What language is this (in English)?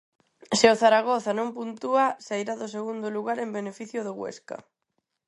Galician